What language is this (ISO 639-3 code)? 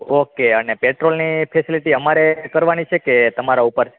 guj